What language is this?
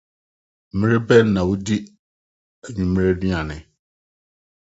Akan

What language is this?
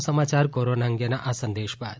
Gujarati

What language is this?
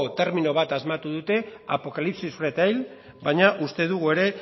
Basque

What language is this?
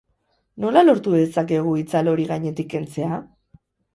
Basque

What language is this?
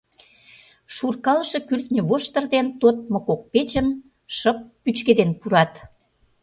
Mari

